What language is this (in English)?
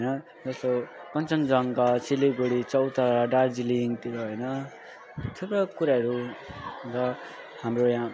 Nepali